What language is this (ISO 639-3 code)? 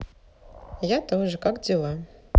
rus